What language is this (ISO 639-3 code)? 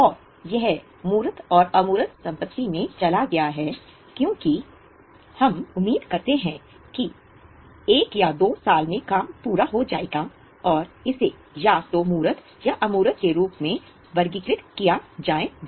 hin